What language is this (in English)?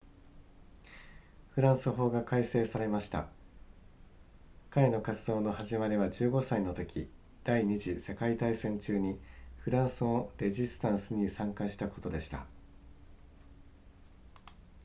Japanese